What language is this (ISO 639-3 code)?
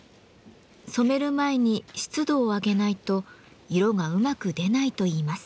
jpn